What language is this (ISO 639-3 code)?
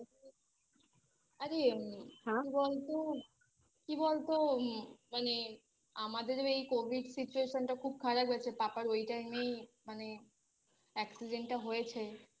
ben